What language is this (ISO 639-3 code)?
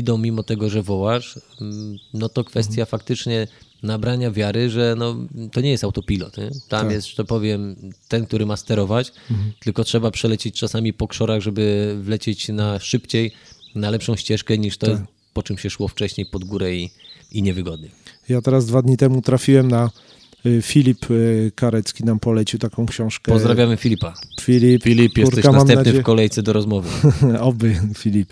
pol